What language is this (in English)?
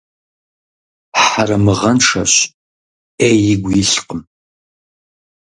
Kabardian